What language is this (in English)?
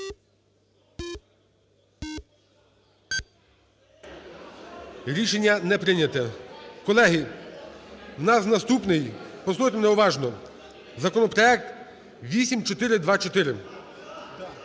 Ukrainian